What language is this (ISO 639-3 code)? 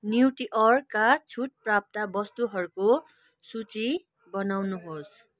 nep